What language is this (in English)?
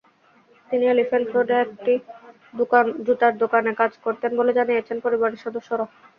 Bangla